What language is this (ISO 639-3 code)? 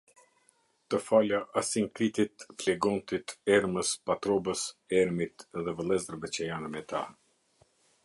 sqi